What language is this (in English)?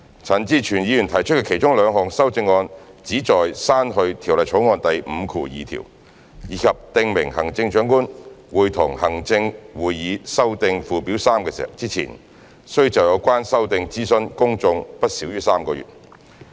Cantonese